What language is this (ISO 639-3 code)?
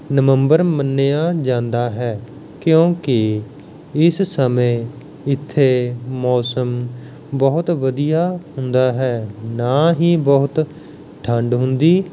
pan